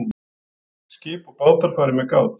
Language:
Icelandic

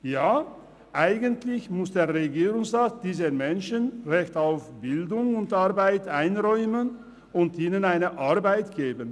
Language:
Swiss German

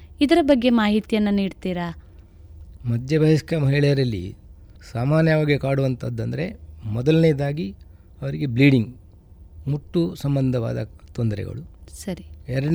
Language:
Kannada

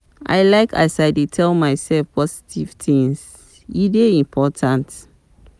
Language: Nigerian Pidgin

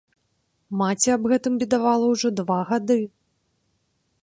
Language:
Belarusian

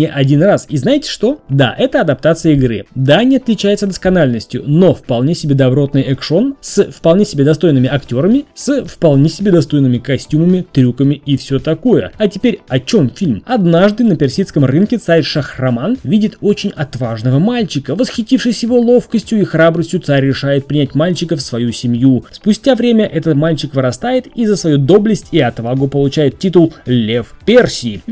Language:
Russian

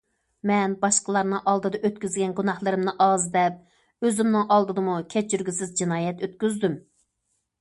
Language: Uyghur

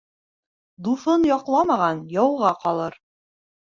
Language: Bashkir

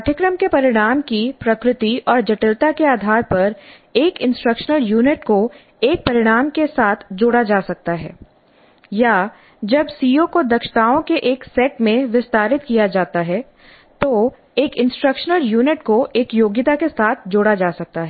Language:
Hindi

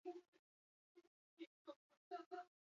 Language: Basque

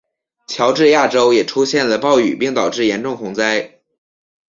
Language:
Chinese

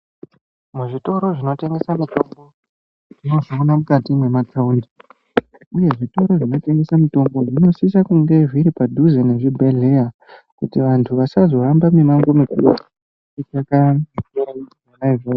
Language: Ndau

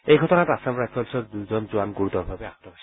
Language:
Assamese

